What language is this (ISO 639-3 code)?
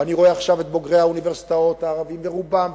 heb